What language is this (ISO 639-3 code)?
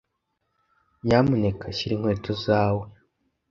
kin